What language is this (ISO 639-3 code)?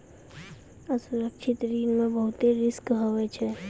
mai